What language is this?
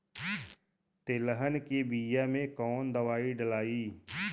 Bhojpuri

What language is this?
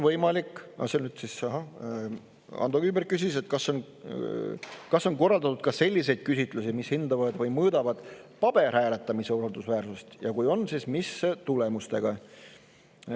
Estonian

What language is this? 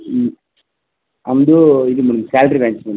Kannada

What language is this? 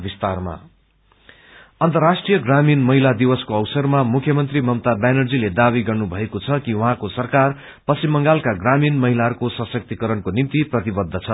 Nepali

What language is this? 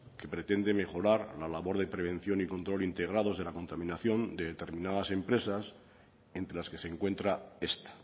Spanish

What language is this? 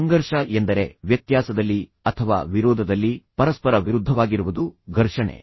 Kannada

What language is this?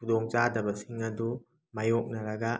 Manipuri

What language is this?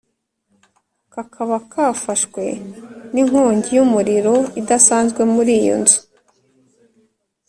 Kinyarwanda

